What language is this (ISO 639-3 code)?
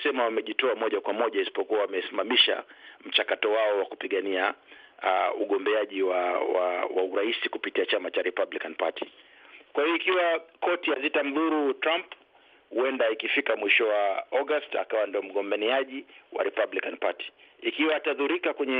swa